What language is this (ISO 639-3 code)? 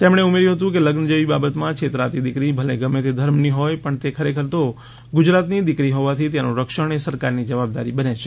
guj